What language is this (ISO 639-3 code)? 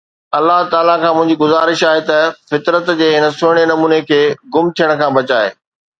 snd